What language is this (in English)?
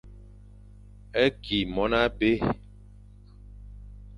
Fang